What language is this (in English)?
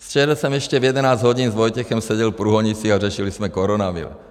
Czech